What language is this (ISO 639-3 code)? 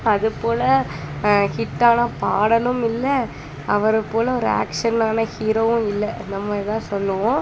tam